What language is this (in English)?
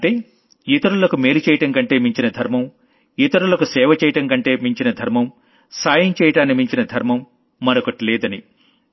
Telugu